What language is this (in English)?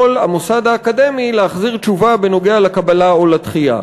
Hebrew